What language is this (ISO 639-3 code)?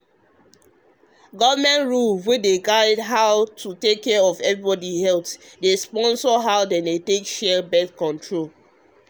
pcm